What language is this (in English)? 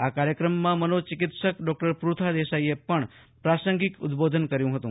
Gujarati